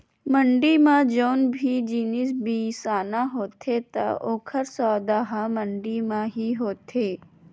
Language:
Chhattisgarhi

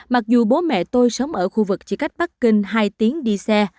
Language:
Vietnamese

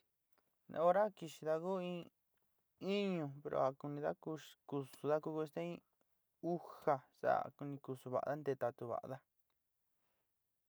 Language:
Sinicahua Mixtec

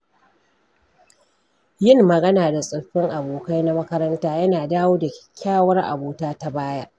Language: Hausa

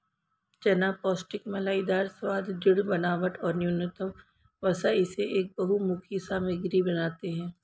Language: Hindi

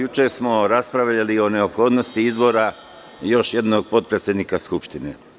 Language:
Serbian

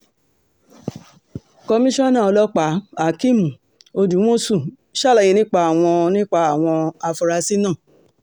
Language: Yoruba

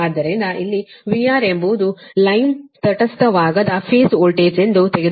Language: Kannada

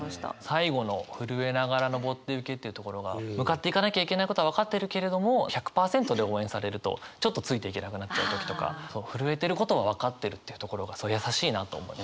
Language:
Japanese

